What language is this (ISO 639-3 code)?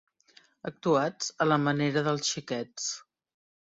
cat